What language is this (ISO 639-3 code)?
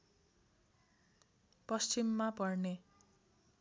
nep